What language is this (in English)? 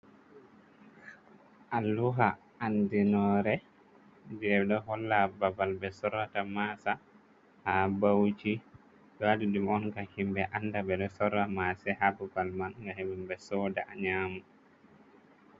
Fula